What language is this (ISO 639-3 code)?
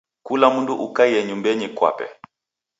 dav